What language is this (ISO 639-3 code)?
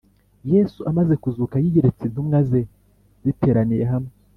kin